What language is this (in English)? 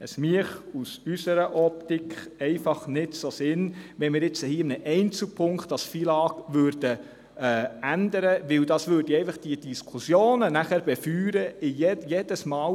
Swiss German